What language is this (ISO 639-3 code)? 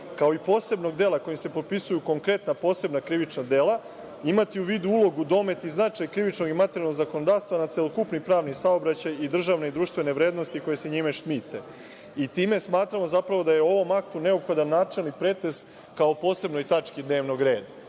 srp